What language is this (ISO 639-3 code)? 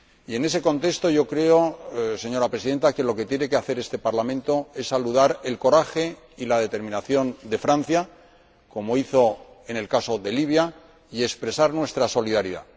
spa